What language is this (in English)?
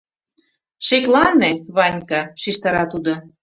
Mari